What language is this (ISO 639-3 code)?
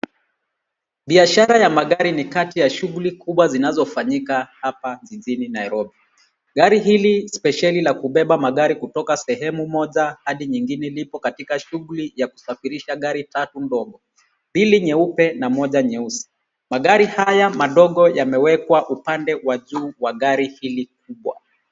swa